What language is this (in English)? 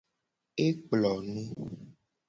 Gen